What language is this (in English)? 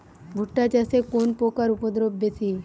Bangla